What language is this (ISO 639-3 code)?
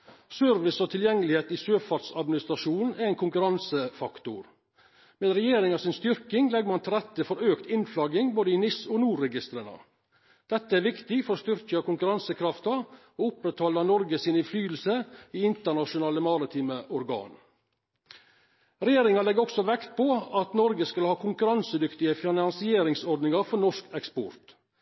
nno